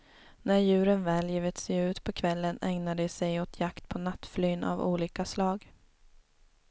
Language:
Swedish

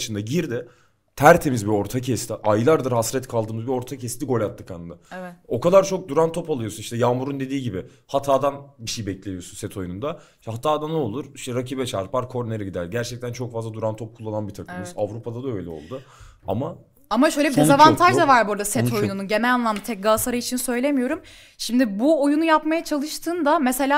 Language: Turkish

